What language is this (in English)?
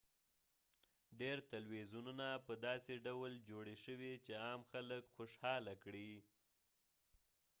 Pashto